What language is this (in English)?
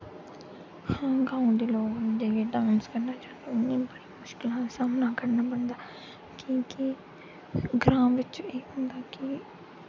Dogri